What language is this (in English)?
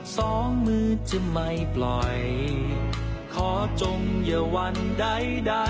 Thai